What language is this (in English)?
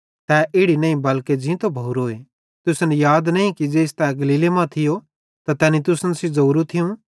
Bhadrawahi